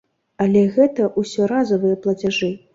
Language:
Belarusian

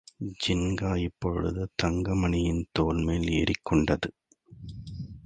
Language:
Tamil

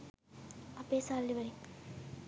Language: Sinhala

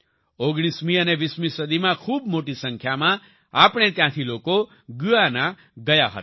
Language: Gujarati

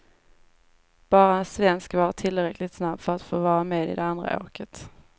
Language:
Swedish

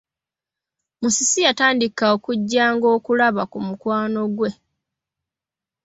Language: Ganda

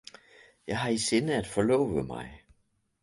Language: Danish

